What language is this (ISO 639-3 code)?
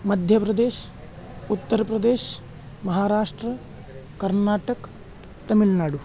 san